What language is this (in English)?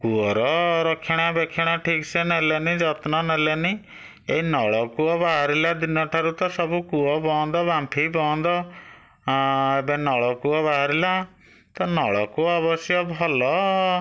Odia